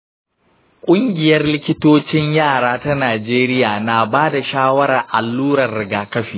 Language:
Hausa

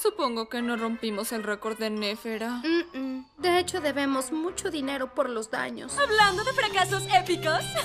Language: Spanish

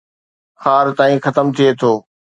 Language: Sindhi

